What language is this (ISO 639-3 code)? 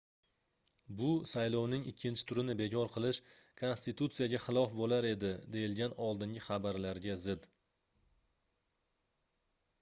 uzb